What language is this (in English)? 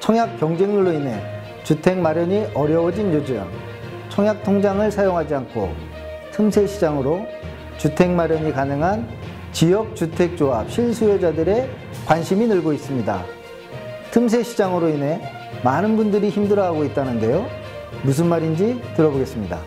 Korean